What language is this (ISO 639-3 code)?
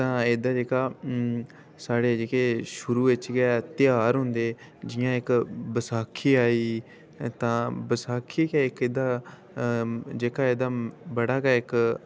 doi